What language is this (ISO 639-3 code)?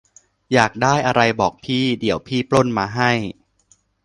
tha